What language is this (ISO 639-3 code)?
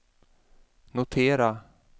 swe